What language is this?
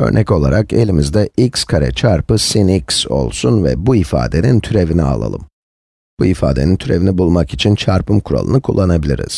Turkish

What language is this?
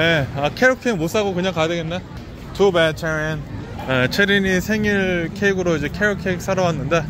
Korean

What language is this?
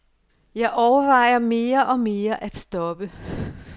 Danish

